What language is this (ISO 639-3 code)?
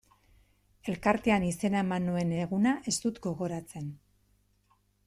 eus